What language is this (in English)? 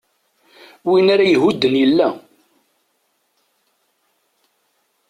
Kabyle